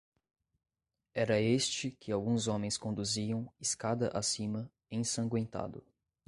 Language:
Portuguese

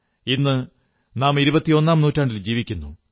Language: Malayalam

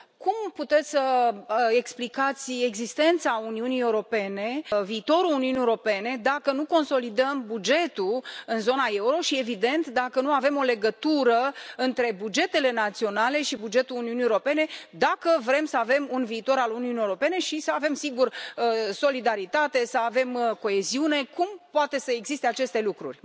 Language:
Romanian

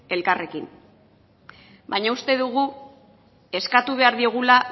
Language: Basque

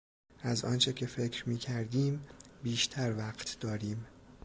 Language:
Persian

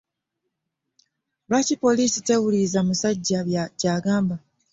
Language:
Ganda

